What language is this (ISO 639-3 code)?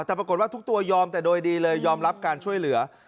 tha